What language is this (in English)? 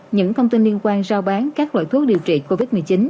Vietnamese